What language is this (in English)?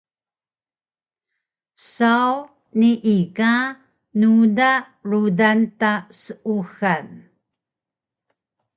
Taroko